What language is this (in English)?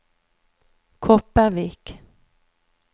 Norwegian